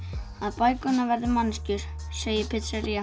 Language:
Icelandic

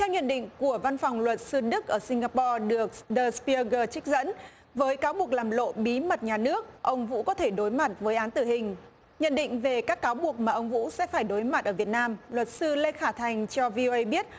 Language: Vietnamese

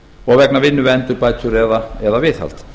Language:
Icelandic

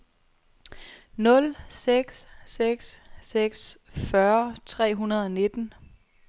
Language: Danish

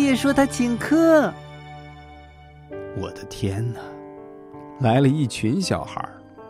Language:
Chinese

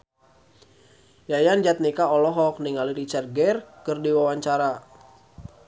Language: Sundanese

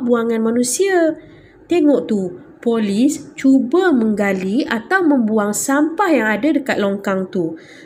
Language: Malay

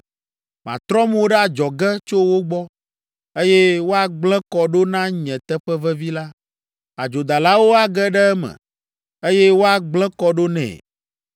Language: Ewe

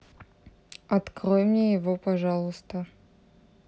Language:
Russian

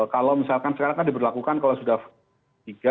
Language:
Indonesian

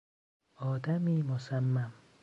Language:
Persian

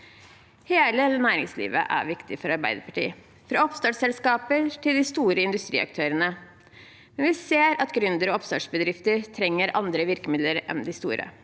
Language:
Norwegian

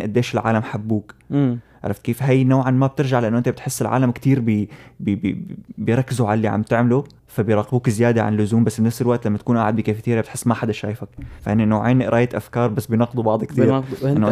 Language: Arabic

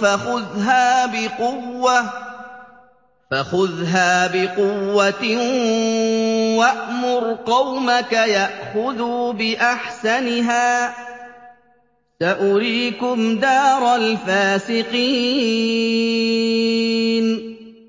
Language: Arabic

